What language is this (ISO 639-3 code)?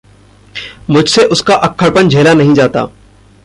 hin